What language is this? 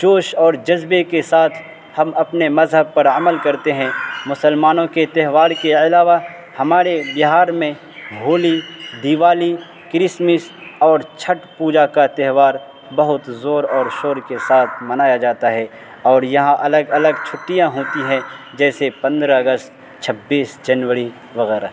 Urdu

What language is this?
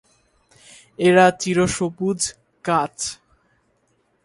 Bangla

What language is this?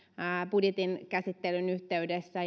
Finnish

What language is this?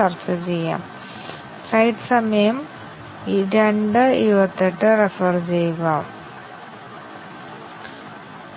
Malayalam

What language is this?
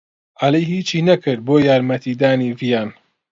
Central Kurdish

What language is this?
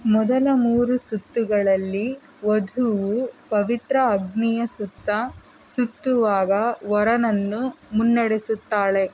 Kannada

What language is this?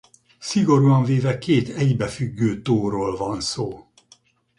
Hungarian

